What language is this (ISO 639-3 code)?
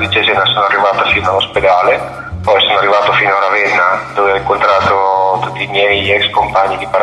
ita